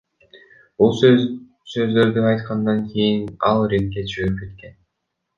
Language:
Kyrgyz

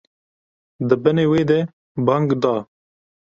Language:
Kurdish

